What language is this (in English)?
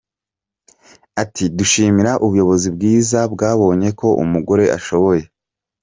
Kinyarwanda